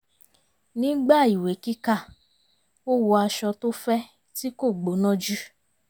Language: Yoruba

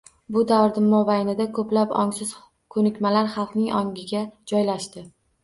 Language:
Uzbek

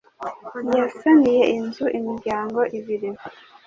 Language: Kinyarwanda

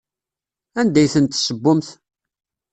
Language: Kabyle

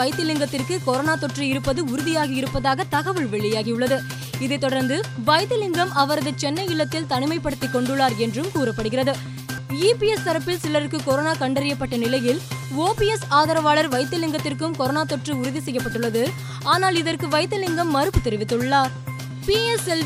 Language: Tamil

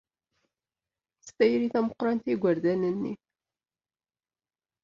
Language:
Kabyle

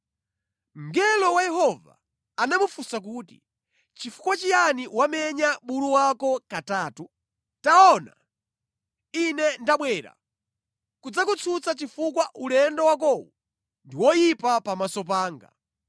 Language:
Nyanja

